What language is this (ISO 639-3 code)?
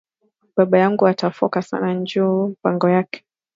swa